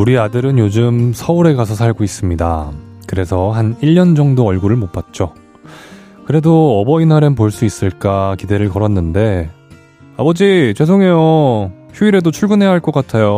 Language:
Korean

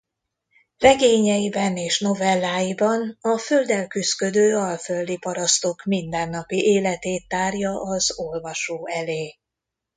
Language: Hungarian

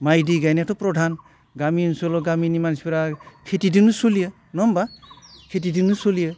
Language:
Bodo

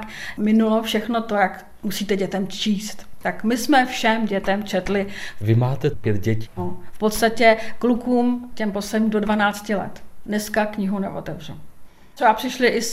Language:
Czech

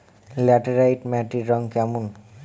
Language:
Bangla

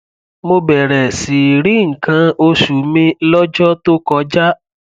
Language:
Yoruba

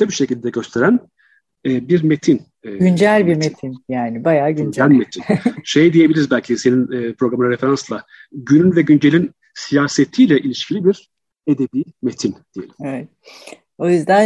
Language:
Turkish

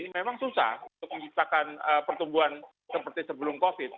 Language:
Indonesian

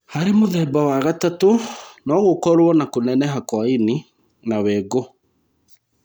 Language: Kikuyu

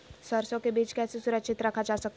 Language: Magahi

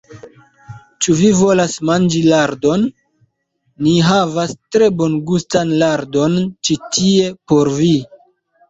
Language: Esperanto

